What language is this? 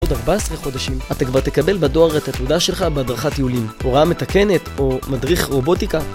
Hebrew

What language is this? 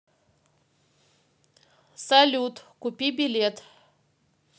Russian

